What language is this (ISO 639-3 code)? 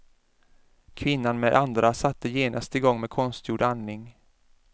swe